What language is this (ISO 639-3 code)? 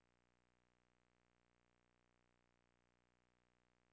dan